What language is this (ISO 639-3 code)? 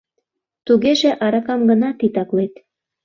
chm